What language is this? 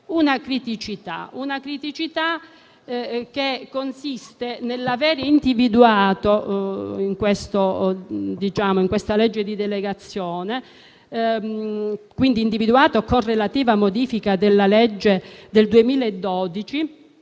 Italian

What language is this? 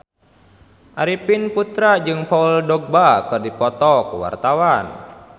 Sundanese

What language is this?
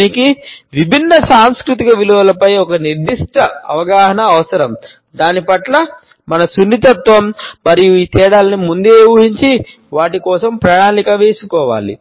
Telugu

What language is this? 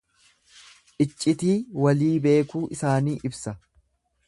Oromo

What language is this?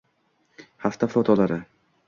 Uzbek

